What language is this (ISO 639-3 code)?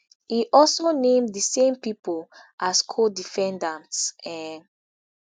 pcm